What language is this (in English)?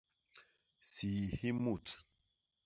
Basaa